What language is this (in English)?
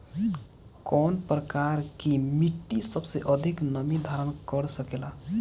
Bhojpuri